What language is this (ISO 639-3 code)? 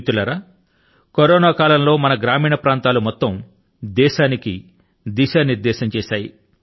tel